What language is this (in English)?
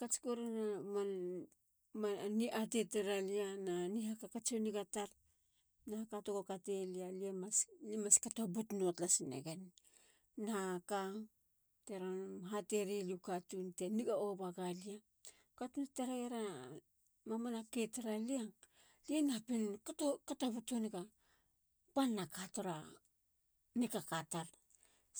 Halia